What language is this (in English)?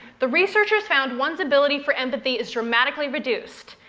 English